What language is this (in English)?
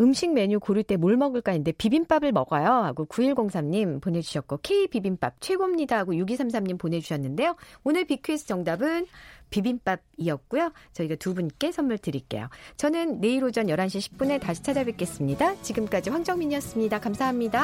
Korean